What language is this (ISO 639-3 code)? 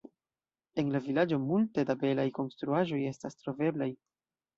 epo